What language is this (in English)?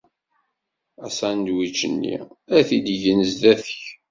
Kabyle